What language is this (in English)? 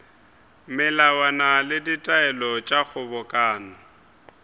Northern Sotho